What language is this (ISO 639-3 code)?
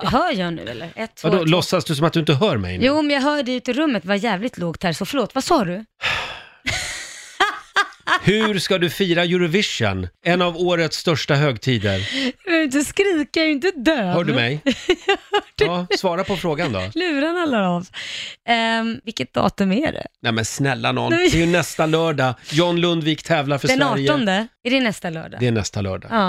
swe